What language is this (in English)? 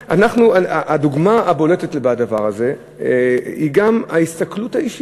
Hebrew